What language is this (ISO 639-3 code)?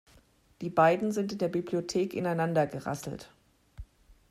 deu